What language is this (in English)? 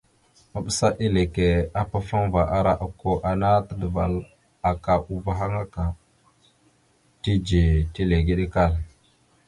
Mada (Cameroon)